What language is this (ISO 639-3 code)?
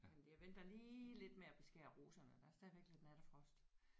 dan